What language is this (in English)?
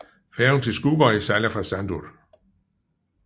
Danish